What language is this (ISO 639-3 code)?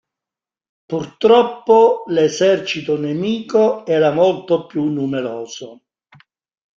ita